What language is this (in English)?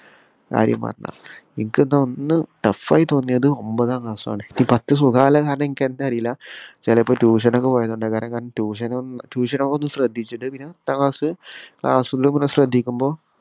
Malayalam